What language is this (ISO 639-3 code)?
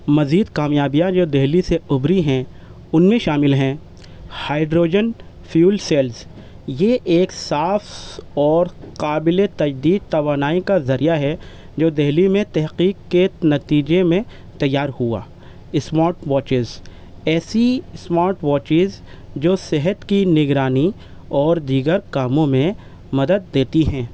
urd